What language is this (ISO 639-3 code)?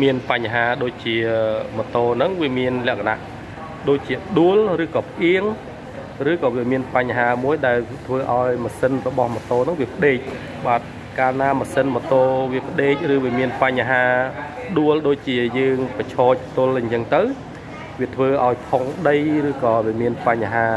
vie